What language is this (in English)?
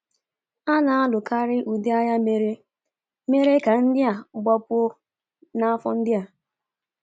Igbo